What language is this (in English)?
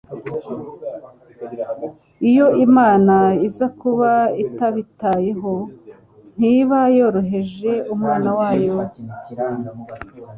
Kinyarwanda